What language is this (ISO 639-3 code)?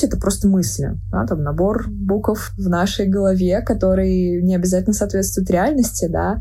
rus